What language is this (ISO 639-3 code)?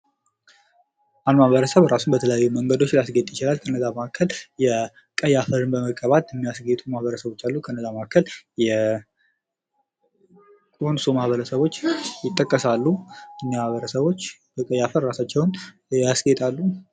amh